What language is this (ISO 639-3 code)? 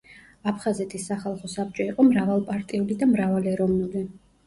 kat